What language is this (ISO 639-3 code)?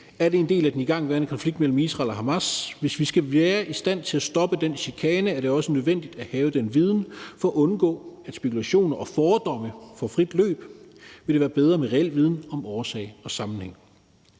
dan